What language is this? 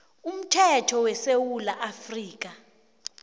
South Ndebele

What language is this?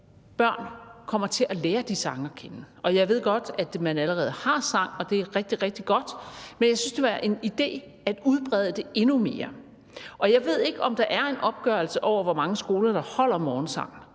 Danish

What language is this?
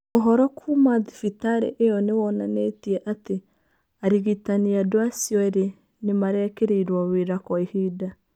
Kikuyu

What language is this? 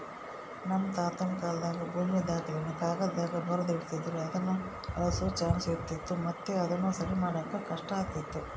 Kannada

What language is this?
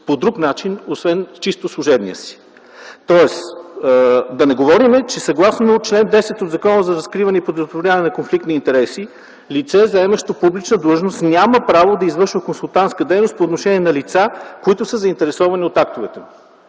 Bulgarian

